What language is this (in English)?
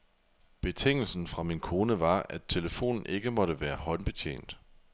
Danish